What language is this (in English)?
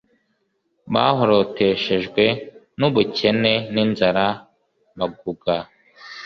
Kinyarwanda